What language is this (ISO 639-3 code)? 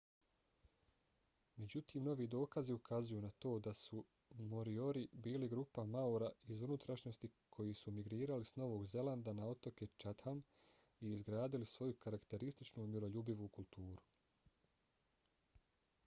bos